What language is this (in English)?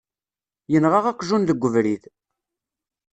Kabyle